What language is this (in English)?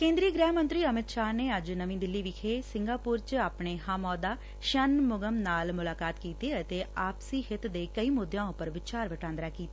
Punjabi